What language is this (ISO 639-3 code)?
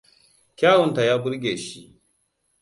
hau